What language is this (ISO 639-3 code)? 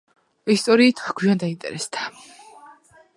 kat